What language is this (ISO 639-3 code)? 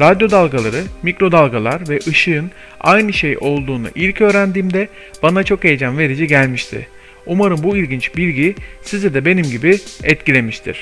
tur